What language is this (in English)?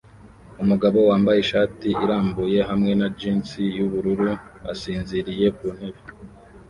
Kinyarwanda